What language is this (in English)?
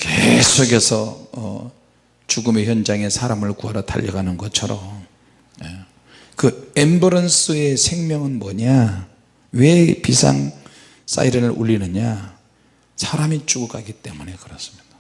Korean